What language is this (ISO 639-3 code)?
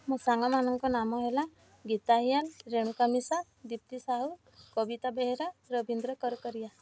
ori